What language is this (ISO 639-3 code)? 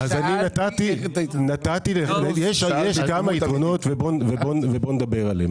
heb